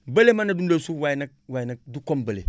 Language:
Wolof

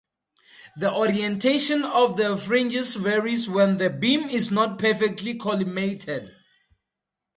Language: English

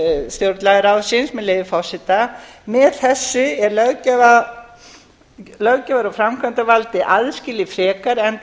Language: Icelandic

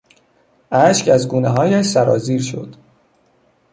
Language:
Persian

